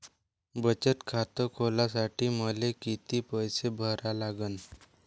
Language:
Marathi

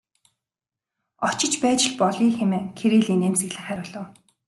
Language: Mongolian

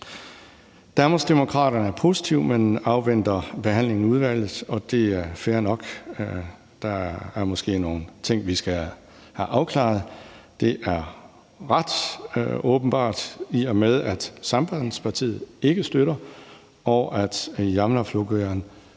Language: Danish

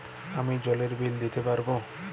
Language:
Bangla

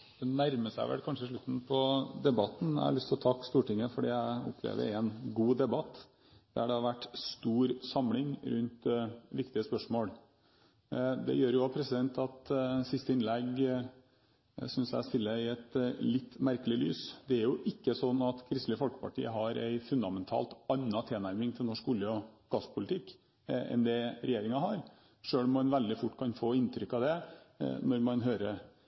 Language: Norwegian Bokmål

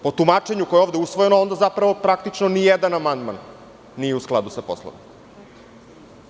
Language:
Serbian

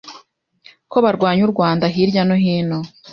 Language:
Kinyarwanda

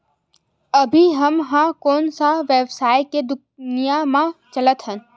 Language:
Chhattisgarhi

